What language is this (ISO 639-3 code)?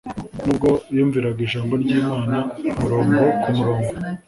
kin